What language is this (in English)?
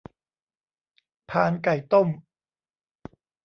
Thai